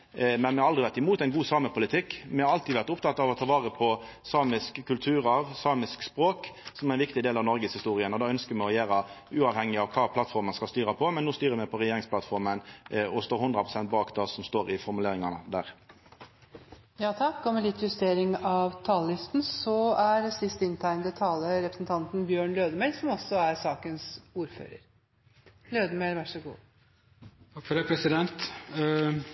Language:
Norwegian Nynorsk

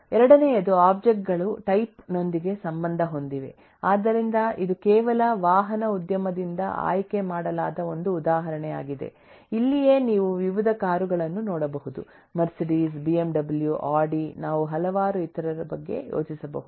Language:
Kannada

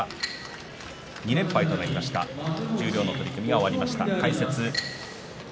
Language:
Japanese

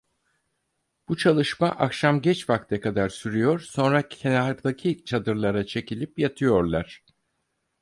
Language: Turkish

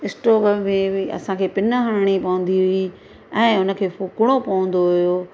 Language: Sindhi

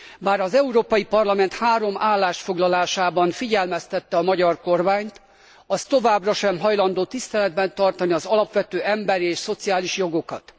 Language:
Hungarian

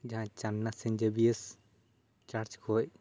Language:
Santali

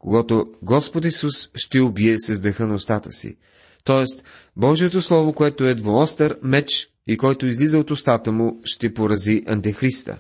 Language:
Bulgarian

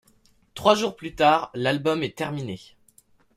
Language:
French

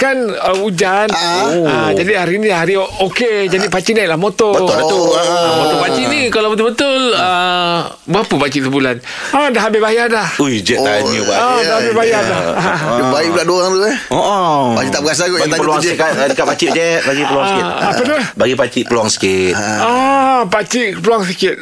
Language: Malay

